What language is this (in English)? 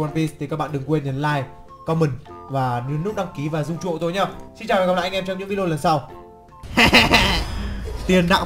Vietnamese